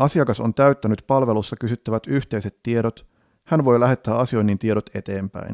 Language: Finnish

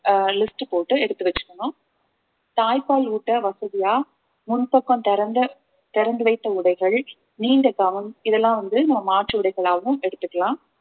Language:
Tamil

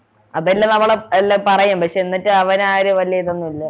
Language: Malayalam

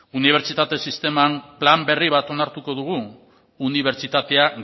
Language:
Basque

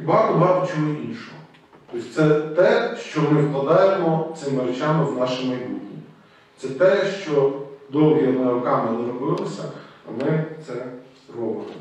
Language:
Ukrainian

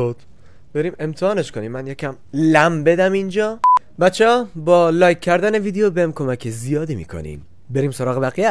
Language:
Persian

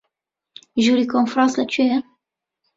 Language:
Central Kurdish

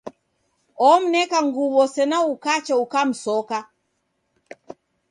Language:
Taita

